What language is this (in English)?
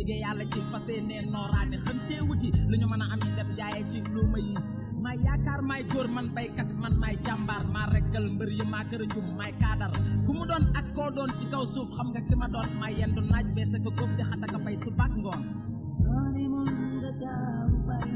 Fula